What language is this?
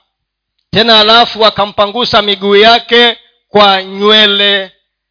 Swahili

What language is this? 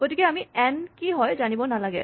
Assamese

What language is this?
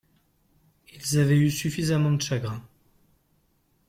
French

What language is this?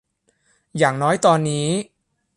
Thai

